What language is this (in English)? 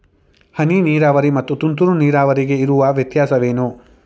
Kannada